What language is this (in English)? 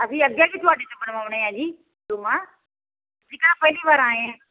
Punjabi